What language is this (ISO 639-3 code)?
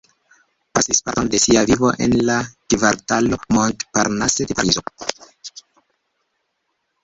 epo